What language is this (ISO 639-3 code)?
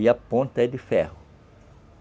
por